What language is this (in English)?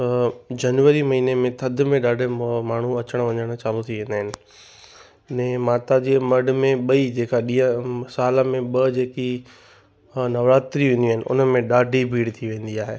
Sindhi